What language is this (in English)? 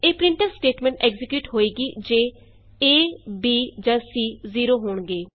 Punjabi